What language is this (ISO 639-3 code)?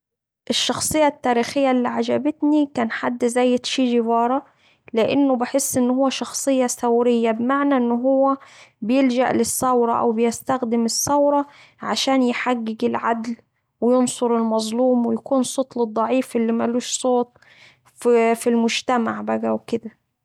aec